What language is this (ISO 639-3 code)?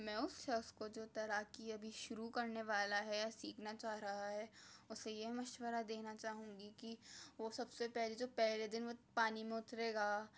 urd